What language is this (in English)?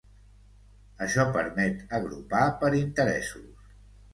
Catalan